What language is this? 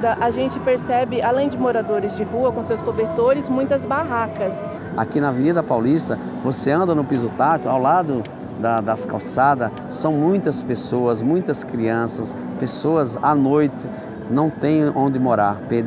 Portuguese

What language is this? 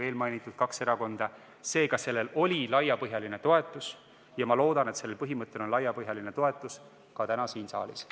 Estonian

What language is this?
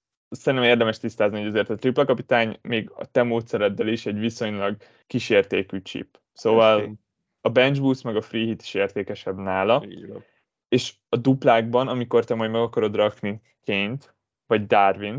Hungarian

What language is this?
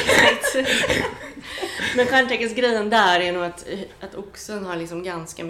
Swedish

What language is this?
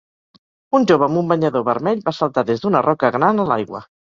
Catalan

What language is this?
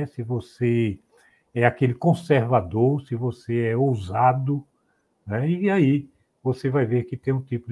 Portuguese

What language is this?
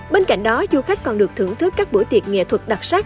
Vietnamese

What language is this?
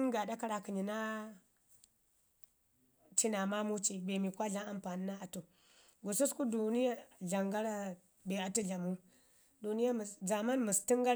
Ngizim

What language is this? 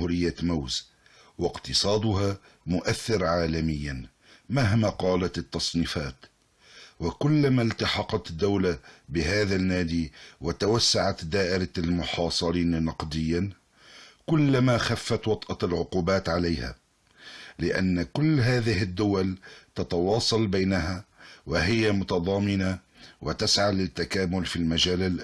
Arabic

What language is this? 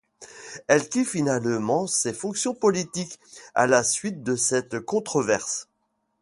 French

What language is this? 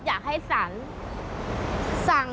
Thai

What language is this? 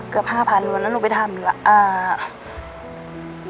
Thai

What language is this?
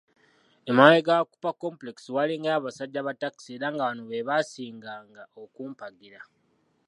Ganda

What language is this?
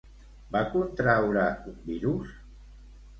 Catalan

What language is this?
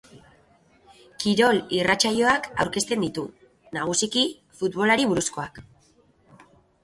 Basque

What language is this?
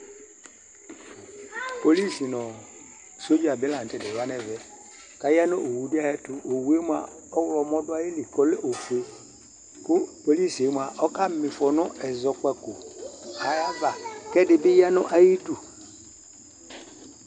Ikposo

